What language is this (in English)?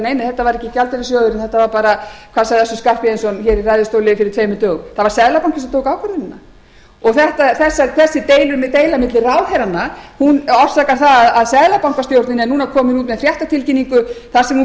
Icelandic